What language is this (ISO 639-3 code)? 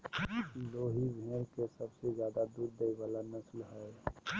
mag